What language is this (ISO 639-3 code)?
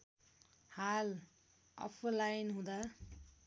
nep